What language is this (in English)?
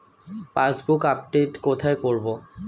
Bangla